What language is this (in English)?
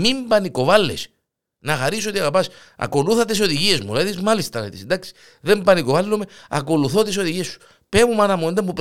Greek